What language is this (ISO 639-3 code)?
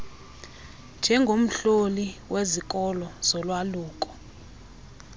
xho